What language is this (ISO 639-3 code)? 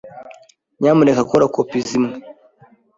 kin